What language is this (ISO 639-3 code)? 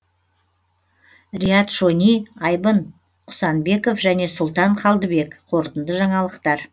kaz